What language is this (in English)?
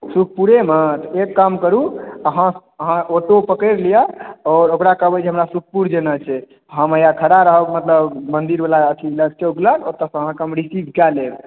Maithili